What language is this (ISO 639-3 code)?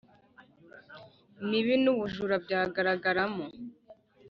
kin